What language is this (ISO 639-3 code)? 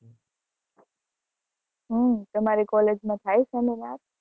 guj